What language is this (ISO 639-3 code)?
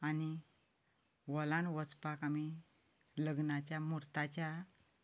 kok